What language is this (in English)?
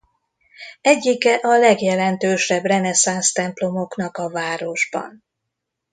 Hungarian